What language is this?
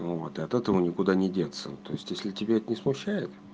Russian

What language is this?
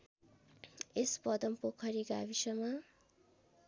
Nepali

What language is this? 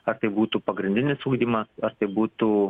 Lithuanian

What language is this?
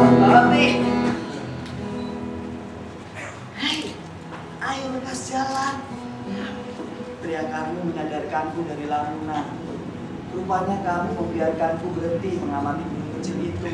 Indonesian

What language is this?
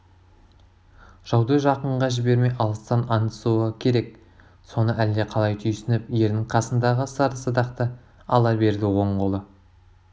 Kazakh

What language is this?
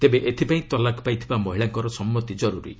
Odia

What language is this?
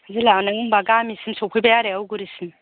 Bodo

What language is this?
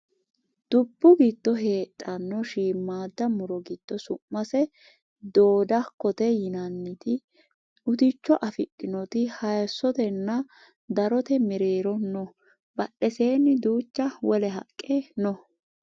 Sidamo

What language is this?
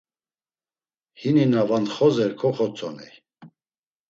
Laz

